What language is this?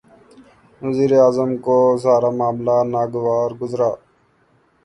Urdu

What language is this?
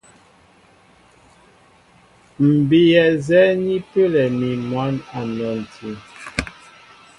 Mbo (Cameroon)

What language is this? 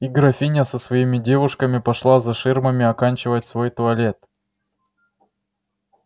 Russian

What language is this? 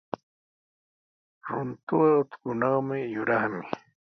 Sihuas Ancash Quechua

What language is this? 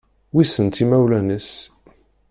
Kabyle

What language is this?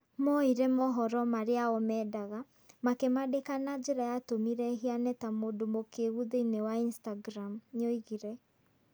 Kikuyu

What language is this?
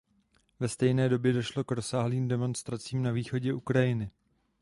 Czech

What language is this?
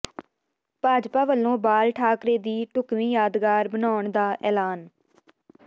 Punjabi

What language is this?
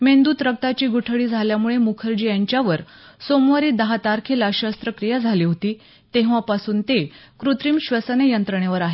Marathi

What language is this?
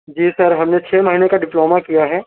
Urdu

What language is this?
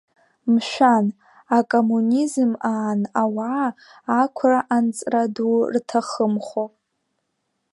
Abkhazian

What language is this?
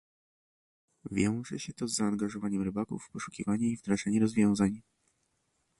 Polish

